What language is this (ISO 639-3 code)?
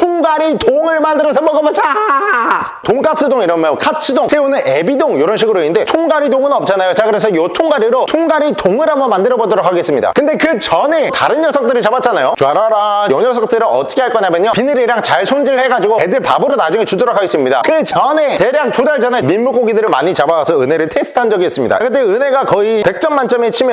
kor